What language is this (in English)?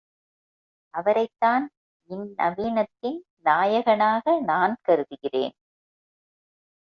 Tamil